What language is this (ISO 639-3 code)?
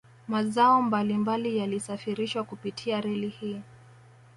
swa